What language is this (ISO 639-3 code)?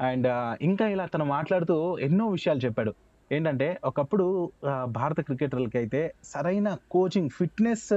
tel